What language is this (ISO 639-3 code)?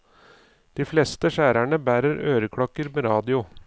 nor